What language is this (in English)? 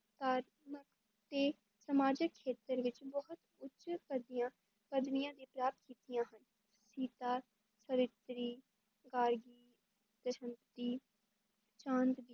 Punjabi